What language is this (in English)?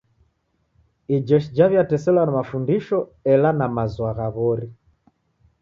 Taita